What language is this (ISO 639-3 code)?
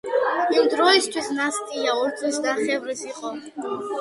kat